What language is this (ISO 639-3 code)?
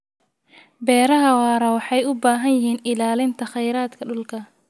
som